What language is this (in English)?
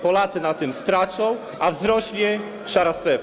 Polish